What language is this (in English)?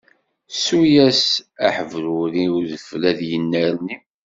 Kabyle